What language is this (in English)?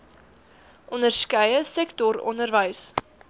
Afrikaans